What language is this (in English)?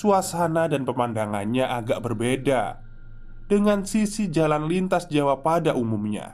Indonesian